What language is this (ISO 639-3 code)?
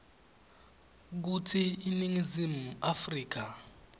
ssw